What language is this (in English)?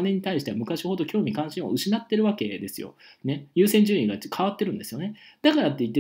Japanese